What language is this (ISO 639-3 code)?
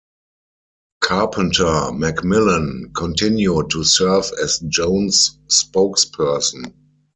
eng